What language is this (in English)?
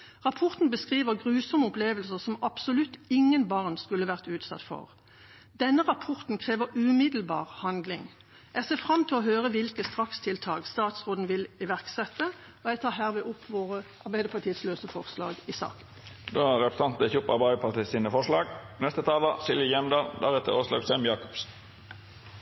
Norwegian